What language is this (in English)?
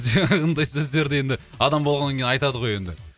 Kazakh